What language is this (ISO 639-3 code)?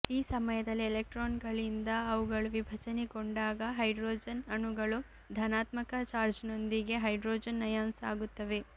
kan